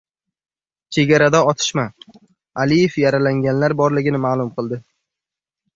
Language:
Uzbek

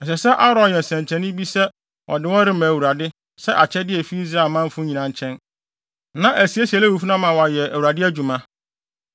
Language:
Akan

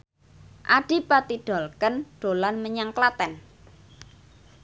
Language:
Javanese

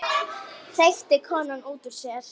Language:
Icelandic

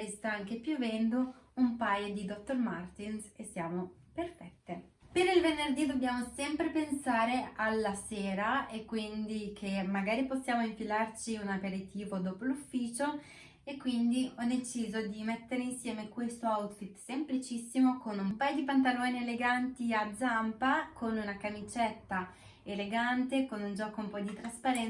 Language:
Italian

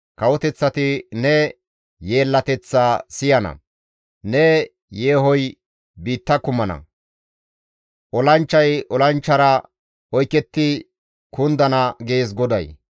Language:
Gamo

